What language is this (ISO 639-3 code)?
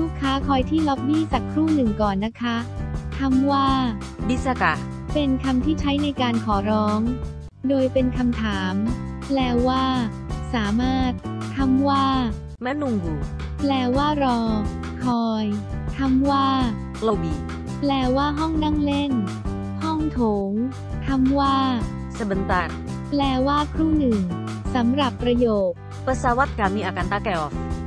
tha